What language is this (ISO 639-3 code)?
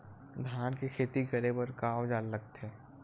hne